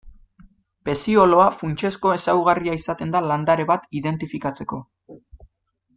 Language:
Basque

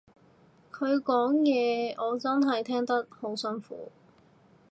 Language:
Cantonese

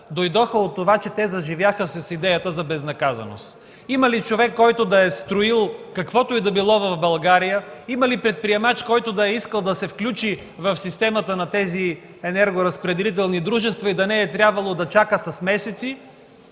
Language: Bulgarian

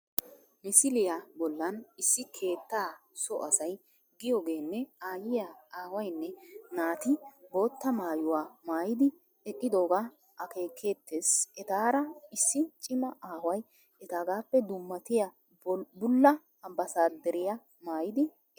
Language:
Wolaytta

